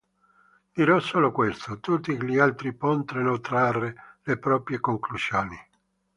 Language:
Italian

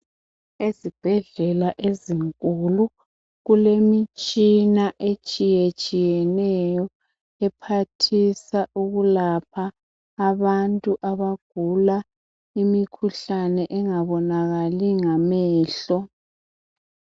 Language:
North Ndebele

